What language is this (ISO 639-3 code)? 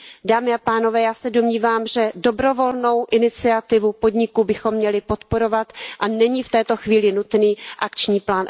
ces